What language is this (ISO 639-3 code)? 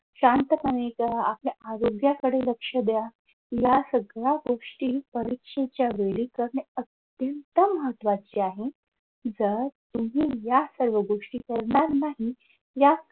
mar